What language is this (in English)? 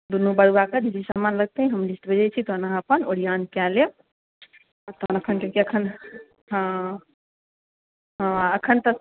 Maithili